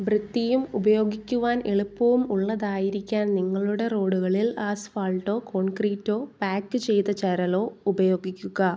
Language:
Malayalam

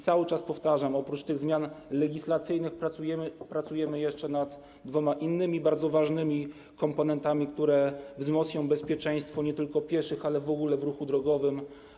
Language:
Polish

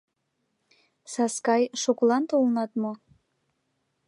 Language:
Mari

